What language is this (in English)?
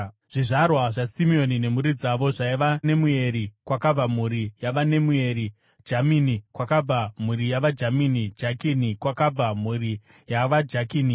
Shona